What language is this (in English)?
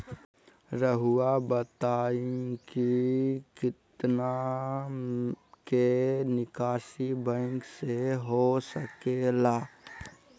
Magahi